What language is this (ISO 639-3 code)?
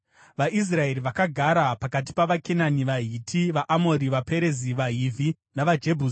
sna